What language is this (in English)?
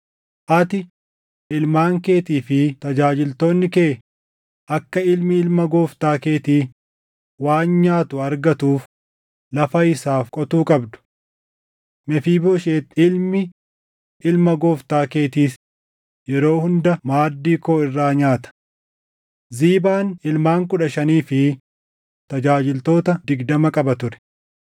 Oromo